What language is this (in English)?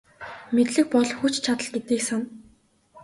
Mongolian